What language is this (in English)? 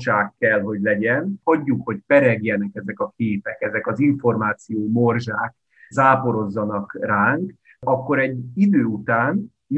Hungarian